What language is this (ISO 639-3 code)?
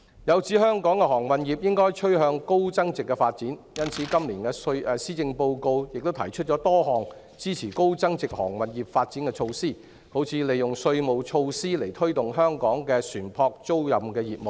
yue